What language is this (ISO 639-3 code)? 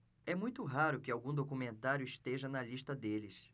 por